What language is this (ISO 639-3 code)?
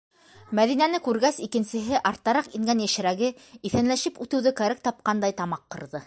bak